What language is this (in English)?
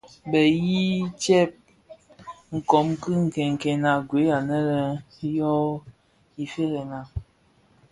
Bafia